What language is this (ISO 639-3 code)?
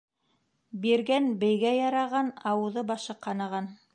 bak